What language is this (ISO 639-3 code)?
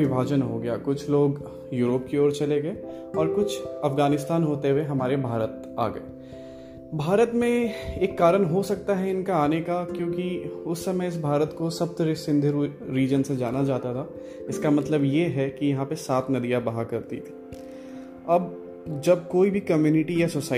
hin